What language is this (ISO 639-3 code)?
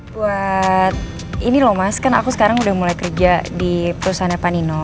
ind